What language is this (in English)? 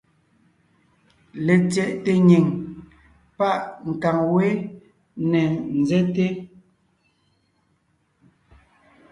Ngiemboon